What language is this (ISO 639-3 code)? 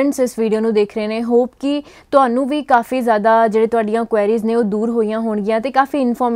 pan